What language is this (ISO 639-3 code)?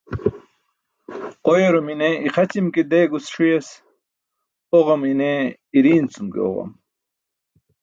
bsk